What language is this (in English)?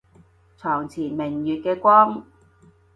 Cantonese